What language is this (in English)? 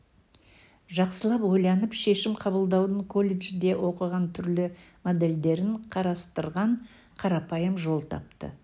Kazakh